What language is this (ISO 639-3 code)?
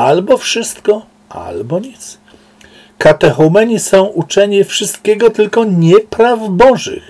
pol